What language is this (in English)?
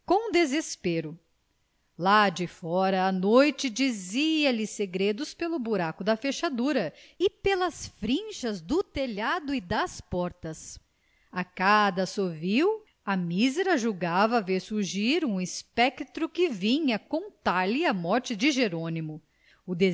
Portuguese